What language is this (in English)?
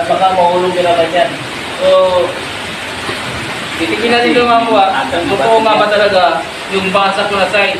Filipino